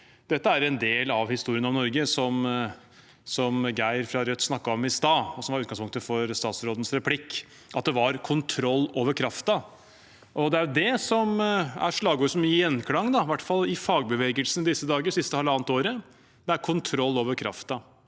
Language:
Norwegian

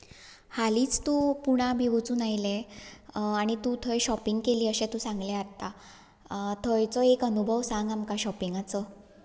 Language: Konkani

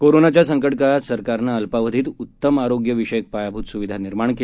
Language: Marathi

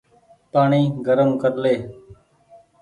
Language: Goaria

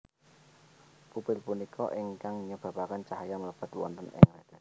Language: Javanese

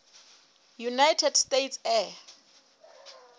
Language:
Southern Sotho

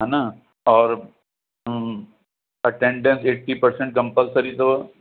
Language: Sindhi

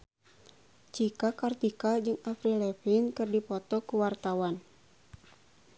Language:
Sundanese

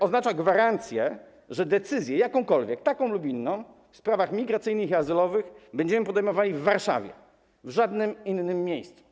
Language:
Polish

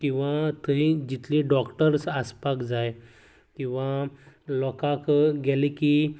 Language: Konkani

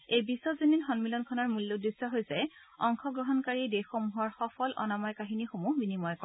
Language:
Assamese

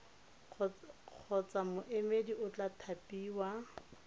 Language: Tswana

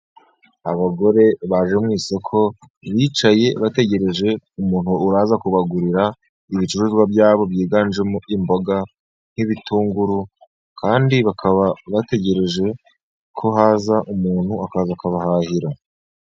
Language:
Kinyarwanda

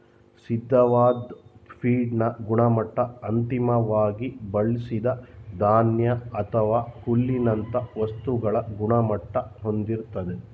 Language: Kannada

